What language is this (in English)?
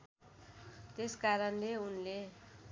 Nepali